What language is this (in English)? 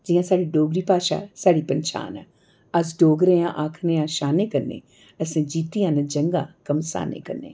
Dogri